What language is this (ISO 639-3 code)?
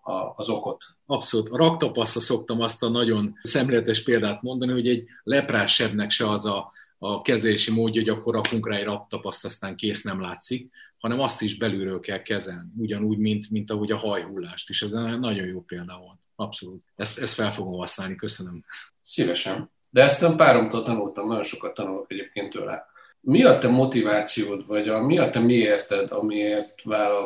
hun